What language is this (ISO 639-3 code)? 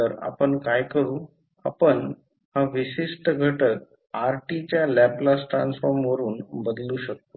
mar